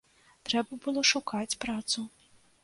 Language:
Belarusian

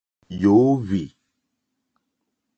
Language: Mokpwe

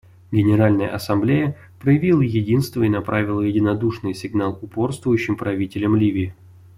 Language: Russian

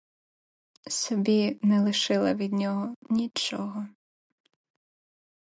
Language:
Ukrainian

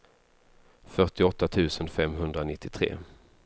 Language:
Swedish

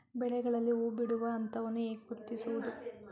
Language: Kannada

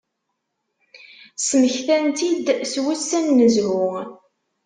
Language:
Kabyle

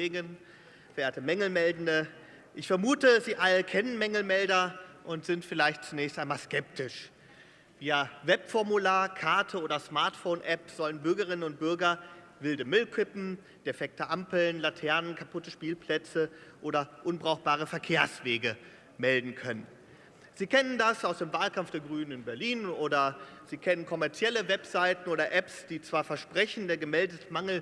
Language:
German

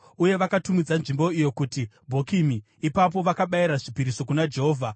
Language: Shona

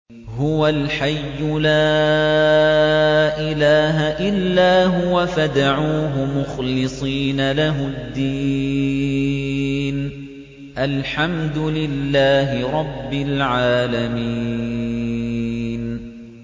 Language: Arabic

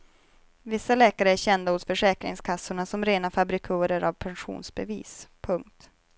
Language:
Swedish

